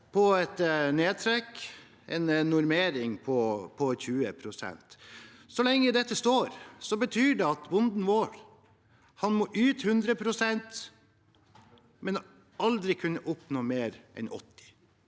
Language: Norwegian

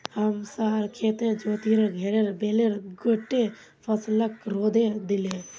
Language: Magahi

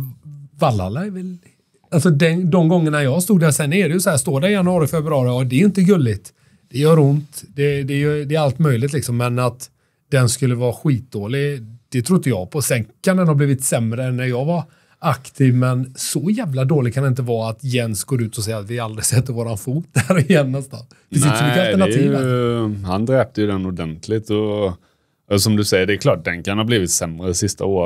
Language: Swedish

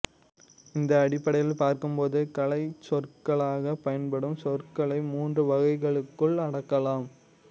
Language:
Tamil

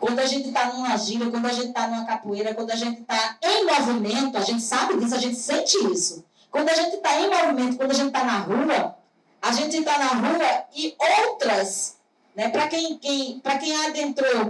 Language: Portuguese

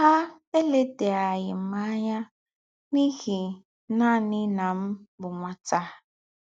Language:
Igbo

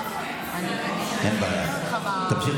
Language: Hebrew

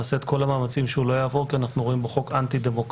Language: Hebrew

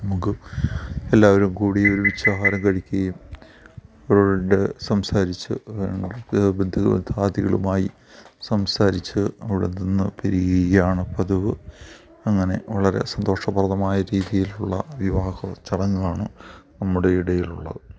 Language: Malayalam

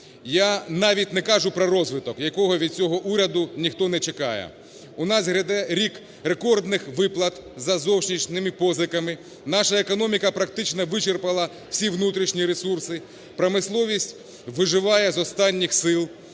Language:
Ukrainian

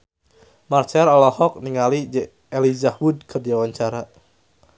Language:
Sundanese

